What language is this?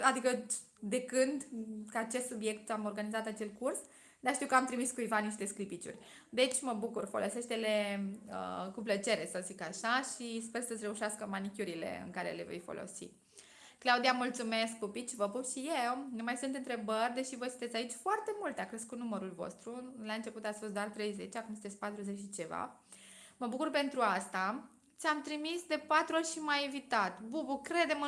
Romanian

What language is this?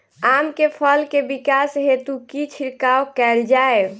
Maithili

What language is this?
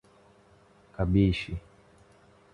Portuguese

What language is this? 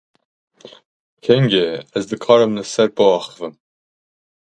Kurdish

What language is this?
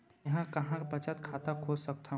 Chhattisgarhi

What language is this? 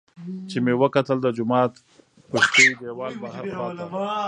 Pashto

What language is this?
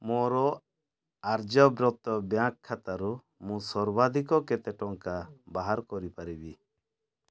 Odia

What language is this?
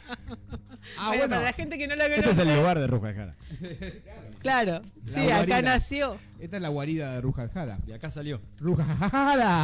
Spanish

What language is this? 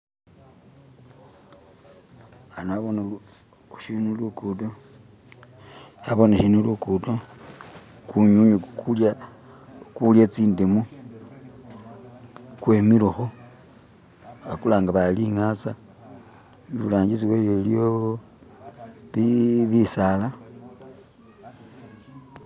Masaaba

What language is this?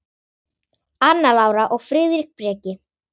Icelandic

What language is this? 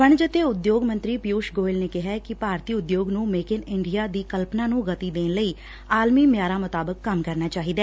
Punjabi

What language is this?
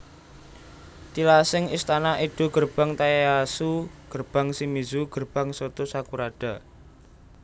Javanese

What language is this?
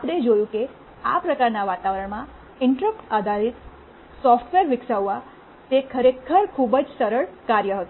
Gujarati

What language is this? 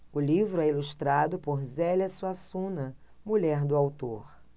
Portuguese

